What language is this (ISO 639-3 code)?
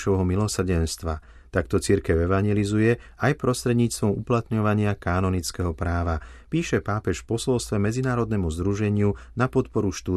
slk